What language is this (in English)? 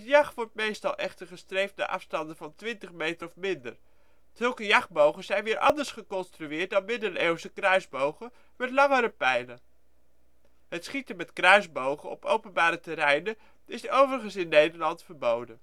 Dutch